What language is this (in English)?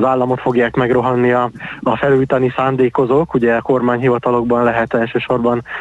Hungarian